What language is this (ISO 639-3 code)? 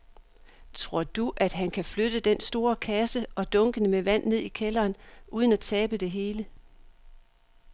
dan